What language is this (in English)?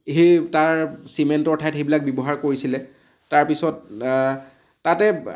Assamese